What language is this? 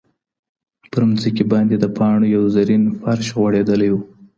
Pashto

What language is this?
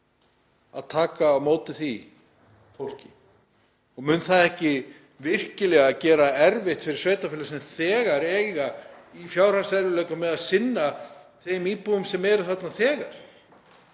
Icelandic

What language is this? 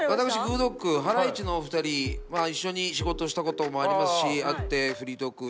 Japanese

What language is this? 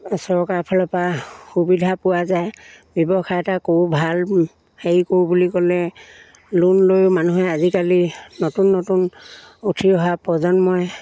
Assamese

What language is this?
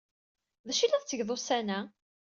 Kabyle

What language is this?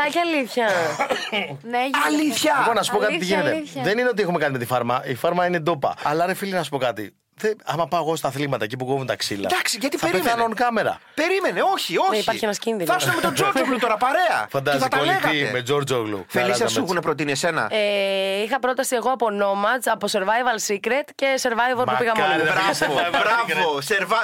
Greek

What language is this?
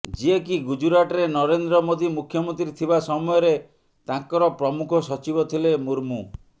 Odia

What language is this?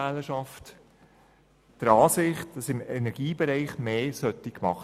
Swiss German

